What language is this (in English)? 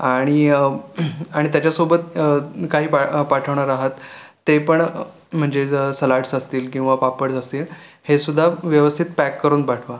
Marathi